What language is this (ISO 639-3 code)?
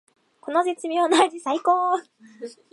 jpn